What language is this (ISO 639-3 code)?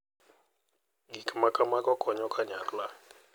luo